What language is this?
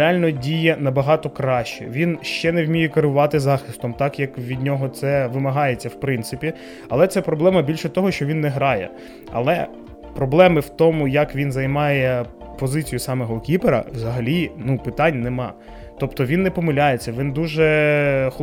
Ukrainian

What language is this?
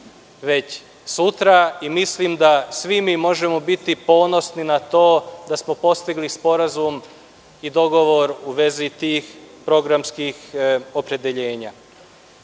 Serbian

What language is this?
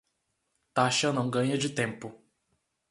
Portuguese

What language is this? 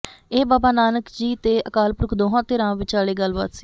Punjabi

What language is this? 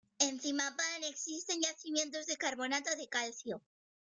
Spanish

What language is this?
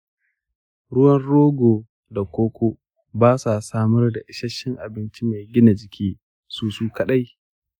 Hausa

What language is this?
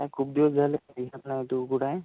Marathi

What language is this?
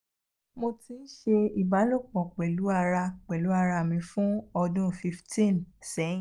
Yoruba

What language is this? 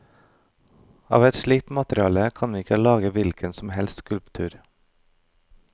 Norwegian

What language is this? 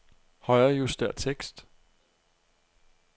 Danish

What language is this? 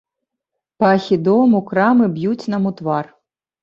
Belarusian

